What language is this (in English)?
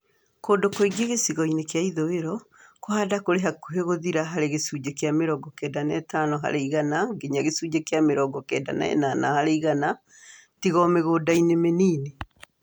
Kikuyu